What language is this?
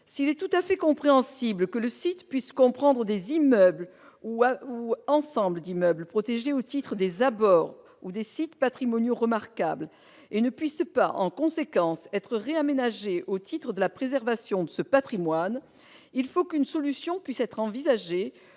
French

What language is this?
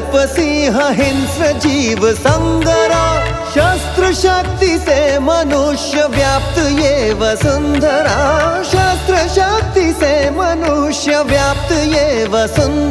Hindi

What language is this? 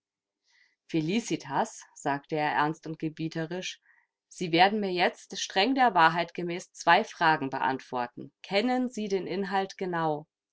German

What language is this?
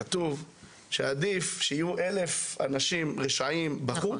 Hebrew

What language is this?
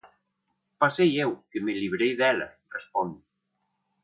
Galician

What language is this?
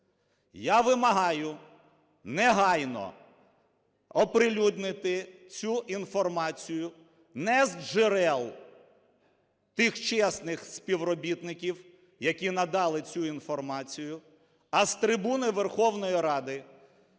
Ukrainian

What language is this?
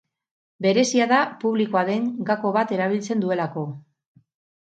Basque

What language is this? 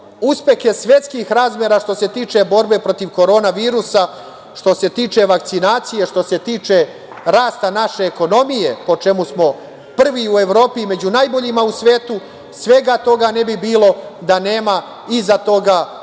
Serbian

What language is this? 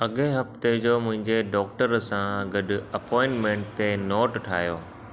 Sindhi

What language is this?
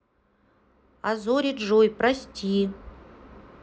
Russian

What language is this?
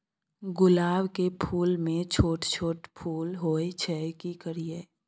Maithili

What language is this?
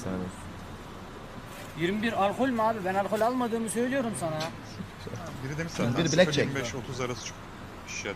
Turkish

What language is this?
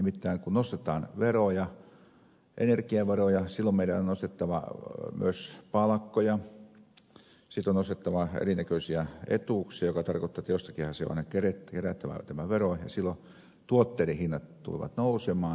Finnish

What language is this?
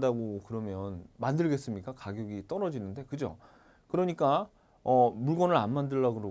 Korean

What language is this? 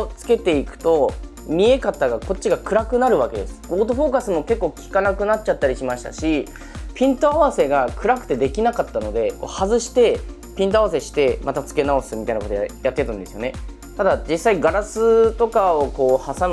Japanese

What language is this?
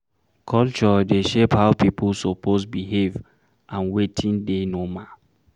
Nigerian Pidgin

